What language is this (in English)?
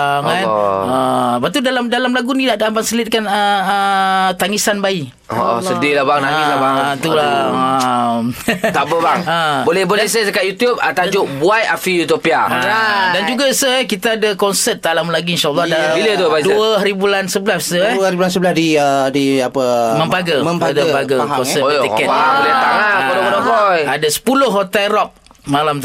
Malay